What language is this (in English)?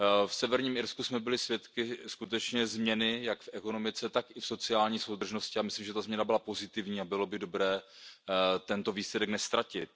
Czech